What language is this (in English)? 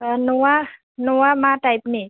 Bodo